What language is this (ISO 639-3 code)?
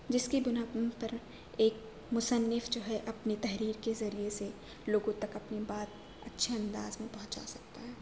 urd